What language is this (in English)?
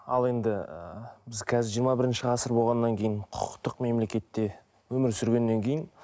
Kazakh